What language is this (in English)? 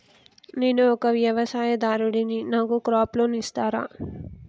Telugu